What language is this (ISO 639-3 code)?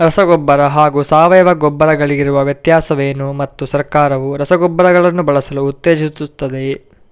kan